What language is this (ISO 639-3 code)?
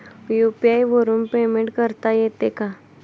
mar